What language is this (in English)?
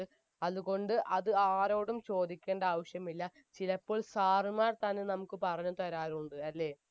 Malayalam